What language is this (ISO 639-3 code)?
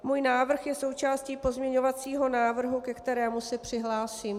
ces